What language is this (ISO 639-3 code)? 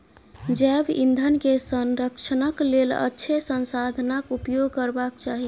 mai